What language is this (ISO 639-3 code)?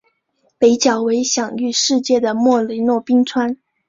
zho